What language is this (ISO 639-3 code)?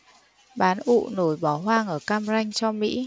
vie